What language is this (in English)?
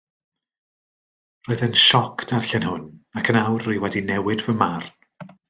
Welsh